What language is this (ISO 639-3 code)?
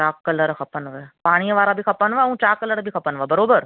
snd